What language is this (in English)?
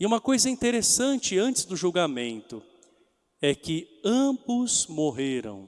Portuguese